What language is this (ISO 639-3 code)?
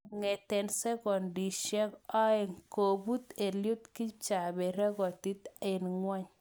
kln